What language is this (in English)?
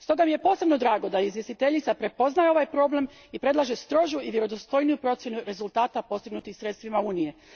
Croatian